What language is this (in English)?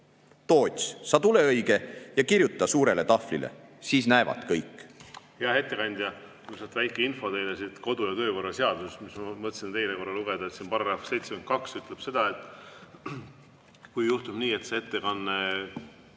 Estonian